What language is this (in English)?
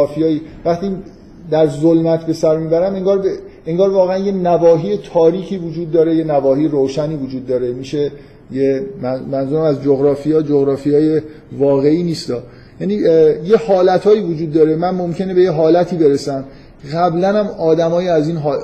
Persian